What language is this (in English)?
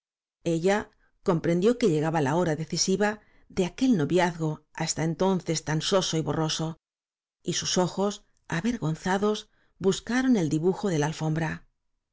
Spanish